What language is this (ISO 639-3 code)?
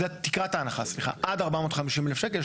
heb